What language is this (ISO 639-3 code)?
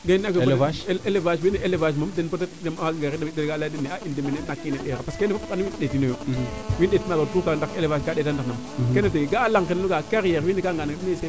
srr